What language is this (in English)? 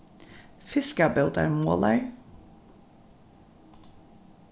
Faroese